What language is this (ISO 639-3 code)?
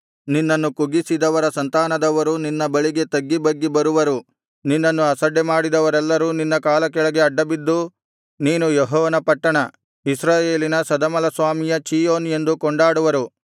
kan